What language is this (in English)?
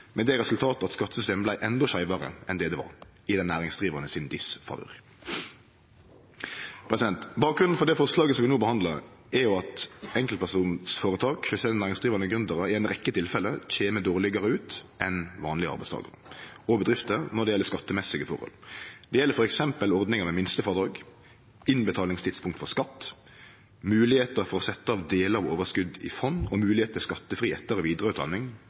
Norwegian Nynorsk